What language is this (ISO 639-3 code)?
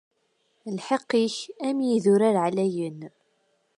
kab